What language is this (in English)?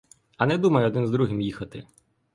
Ukrainian